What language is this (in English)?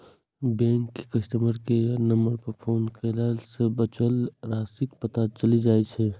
Maithili